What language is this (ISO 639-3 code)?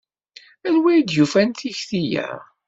kab